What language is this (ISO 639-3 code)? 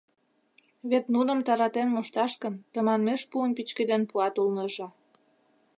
chm